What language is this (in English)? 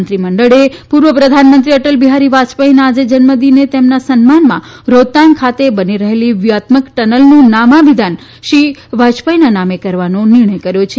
Gujarati